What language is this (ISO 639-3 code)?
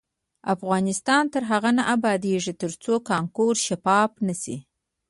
pus